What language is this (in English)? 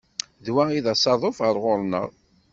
Kabyle